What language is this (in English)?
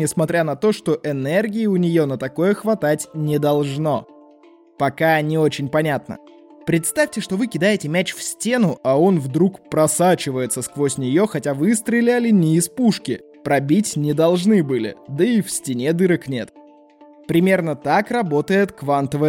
Russian